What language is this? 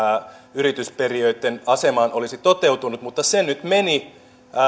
Finnish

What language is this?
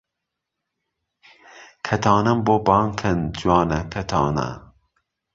Central Kurdish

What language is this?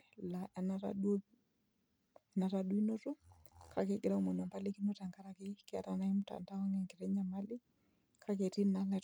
Masai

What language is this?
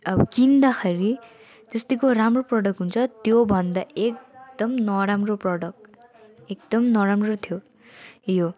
Nepali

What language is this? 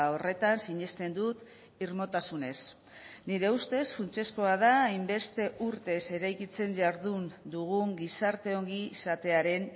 Basque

